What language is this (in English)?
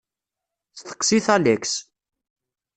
Kabyle